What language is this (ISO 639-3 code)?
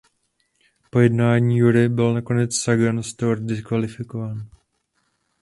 ces